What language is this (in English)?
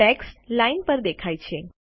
Gujarati